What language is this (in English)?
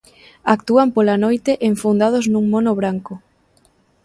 Galician